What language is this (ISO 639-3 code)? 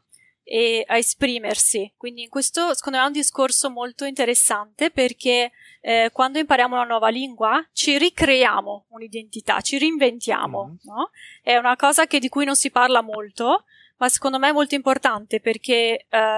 ita